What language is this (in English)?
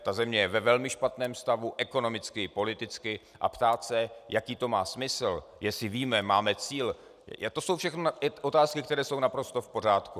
Czech